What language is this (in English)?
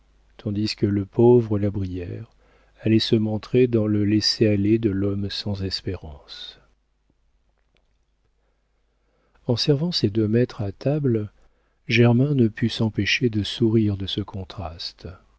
French